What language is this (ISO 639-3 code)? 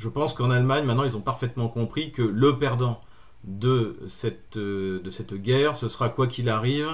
fra